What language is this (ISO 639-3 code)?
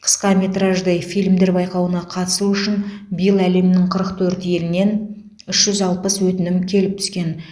kaz